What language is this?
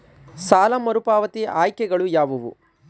Kannada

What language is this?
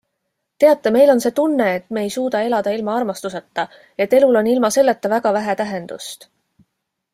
Estonian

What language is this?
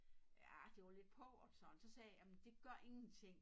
Danish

